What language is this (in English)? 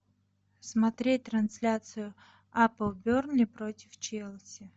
Russian